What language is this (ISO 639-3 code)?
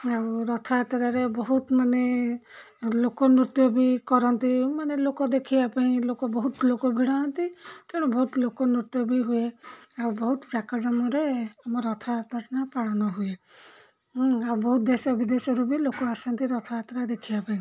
ori